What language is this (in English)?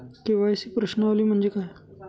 Marathi